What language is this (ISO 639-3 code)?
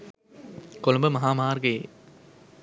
sin